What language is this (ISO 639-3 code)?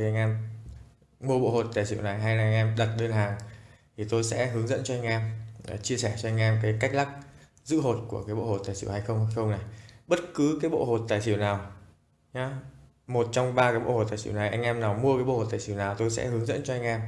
vie